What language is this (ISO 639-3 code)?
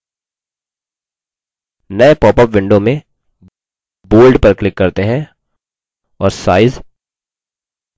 hin